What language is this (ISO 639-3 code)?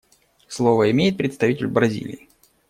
rus